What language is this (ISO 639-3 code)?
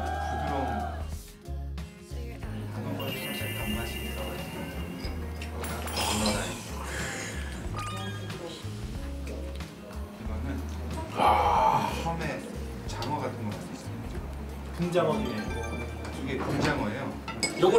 kor